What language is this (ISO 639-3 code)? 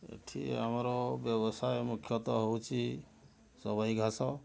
ori